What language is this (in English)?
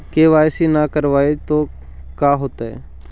Magahi